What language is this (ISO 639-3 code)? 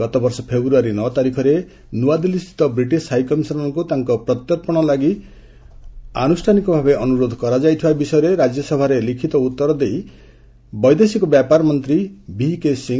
ori